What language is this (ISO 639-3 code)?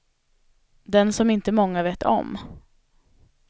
swe